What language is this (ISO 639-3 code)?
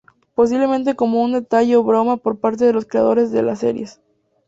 spa